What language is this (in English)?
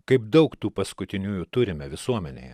Lithuanian